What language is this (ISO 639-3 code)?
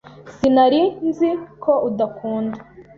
kin